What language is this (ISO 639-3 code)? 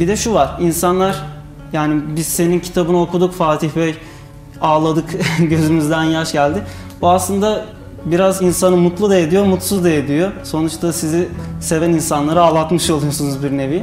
tur